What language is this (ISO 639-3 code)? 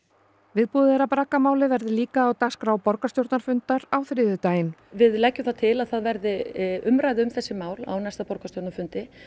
isl